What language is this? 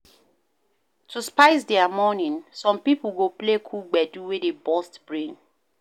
Nigerian Pidgin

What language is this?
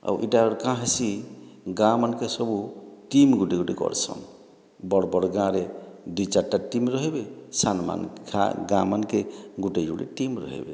Odia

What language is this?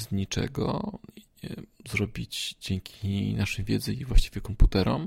Polish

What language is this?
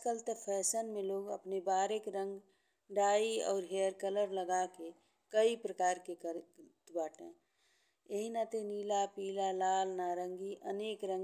Bhojpuri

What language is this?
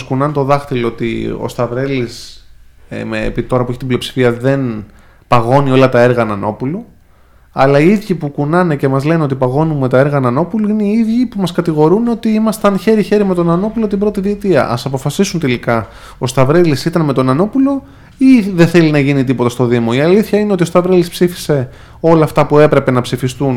Greek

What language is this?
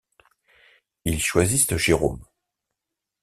French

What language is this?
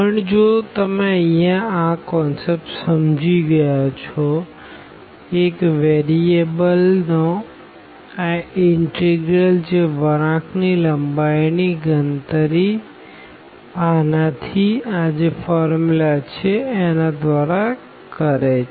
Gujarati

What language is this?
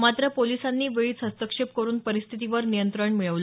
Marathi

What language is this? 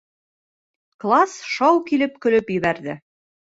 Bashkir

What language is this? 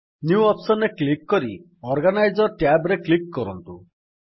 Odia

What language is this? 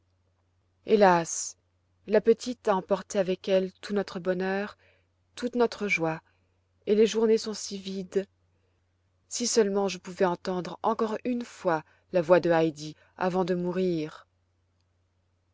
French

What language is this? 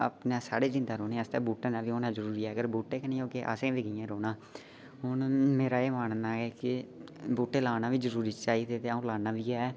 Dogri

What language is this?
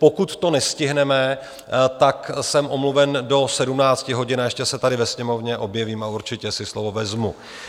Czech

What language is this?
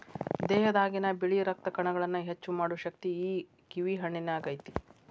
Kannada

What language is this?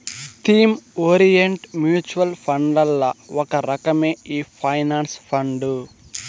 Telugu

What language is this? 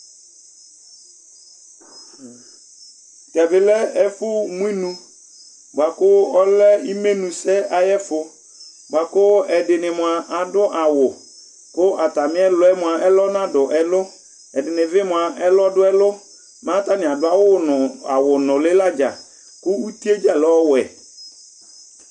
Ikposo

